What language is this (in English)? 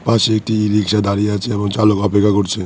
Bangla